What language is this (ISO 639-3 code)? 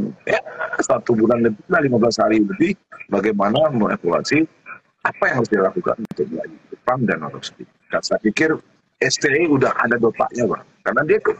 ind